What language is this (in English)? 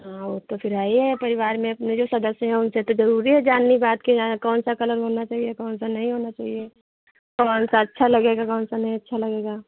Hindi